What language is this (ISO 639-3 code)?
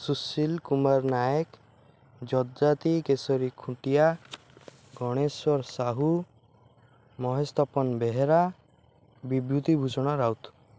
ori